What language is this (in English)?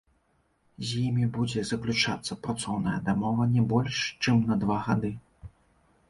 Belarusian